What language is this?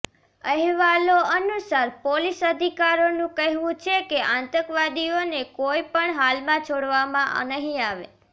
Gujarati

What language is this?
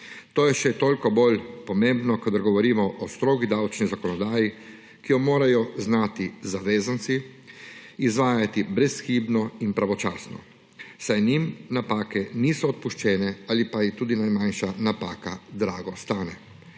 Slovenian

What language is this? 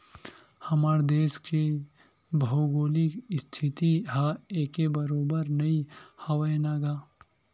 Chhattisgarhi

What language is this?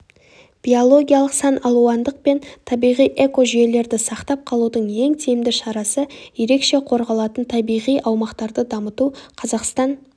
Kazakh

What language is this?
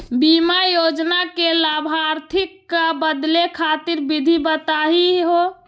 Magahi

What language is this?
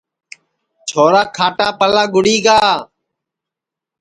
Sansi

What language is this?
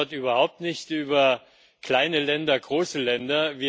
German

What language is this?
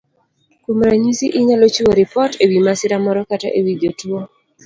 Luo (Kenya and Tanzania)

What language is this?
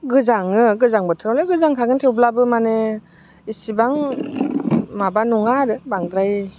Bodo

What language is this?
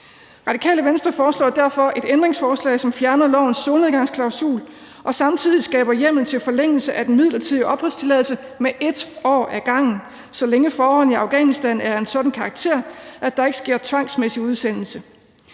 Danish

